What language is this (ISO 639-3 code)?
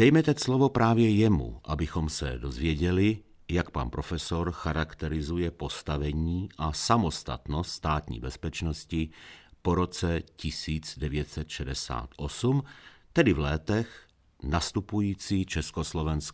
ces